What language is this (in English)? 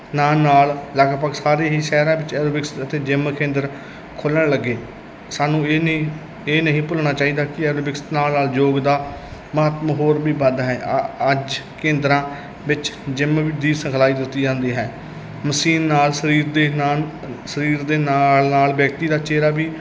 Punjabi